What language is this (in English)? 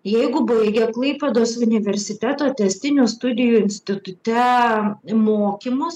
Lithuanian